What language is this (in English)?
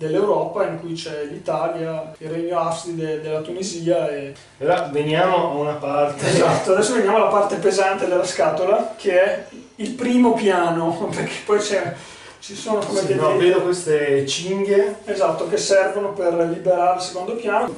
Italian